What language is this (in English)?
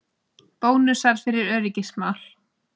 Icelandic